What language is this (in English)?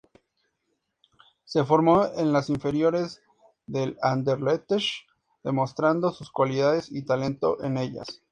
Spanish